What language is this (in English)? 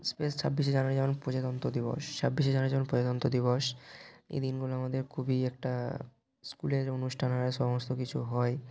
Bangla